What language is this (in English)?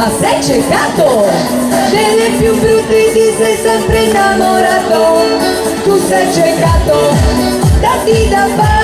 Romanian